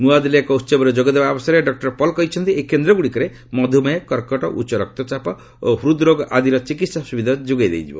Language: Odia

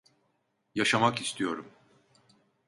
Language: Turkish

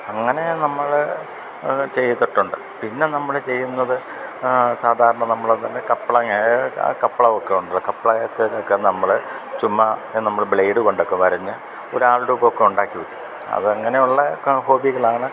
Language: Malayalam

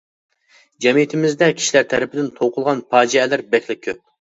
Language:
Uyghur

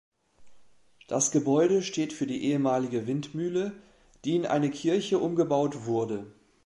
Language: German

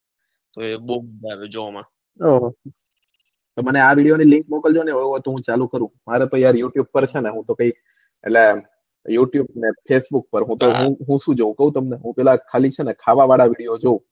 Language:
Gujarati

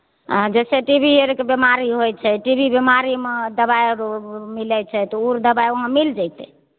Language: Maithili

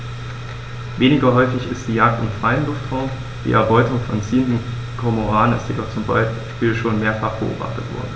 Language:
German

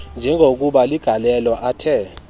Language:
Xhosa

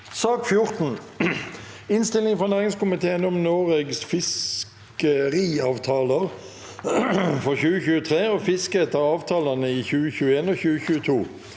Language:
Norwegian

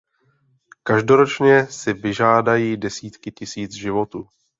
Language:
Czech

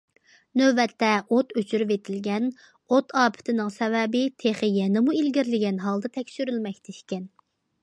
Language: Uyghur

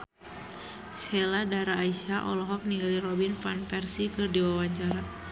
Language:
Sundanese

